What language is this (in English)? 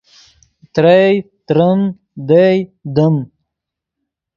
Yidgha